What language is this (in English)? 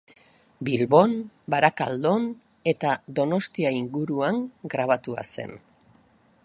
Basque